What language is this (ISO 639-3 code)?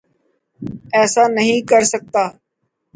urd